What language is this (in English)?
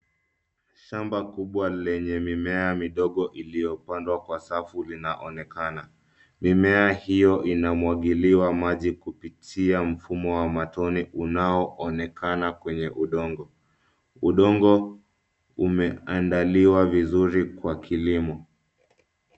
Swahili